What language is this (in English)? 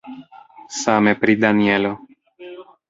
Esperanto